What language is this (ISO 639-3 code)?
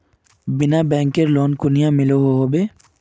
mag